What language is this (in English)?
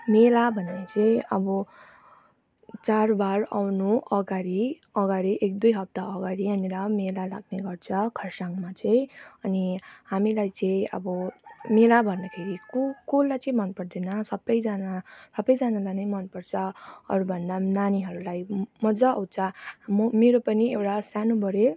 Nepali